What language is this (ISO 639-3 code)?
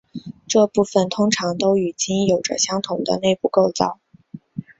zho